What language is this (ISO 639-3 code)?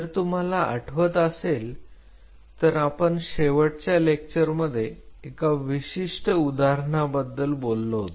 mar